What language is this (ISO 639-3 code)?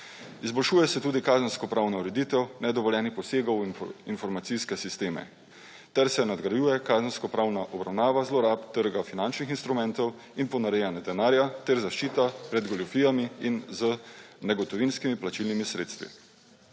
slv